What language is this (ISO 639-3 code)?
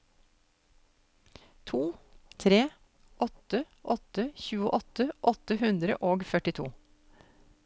nor